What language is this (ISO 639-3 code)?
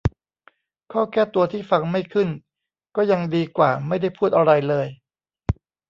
tha